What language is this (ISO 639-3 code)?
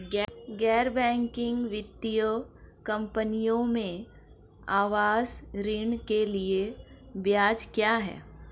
hin